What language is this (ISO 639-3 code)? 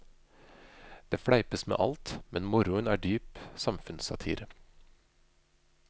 nor